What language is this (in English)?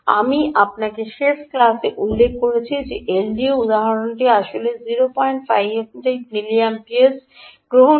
Bangla